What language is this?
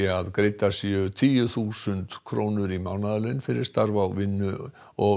Icelandic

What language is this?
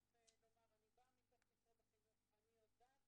Hebrew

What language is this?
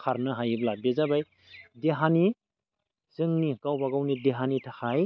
Bodo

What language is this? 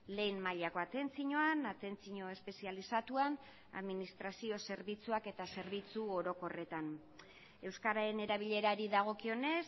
Basque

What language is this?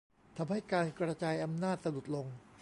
Thai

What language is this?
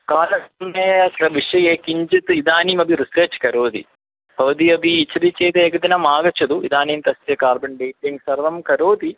Sanskrit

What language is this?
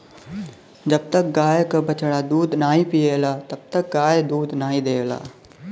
Bhojpuri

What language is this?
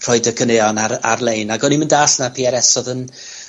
Welsh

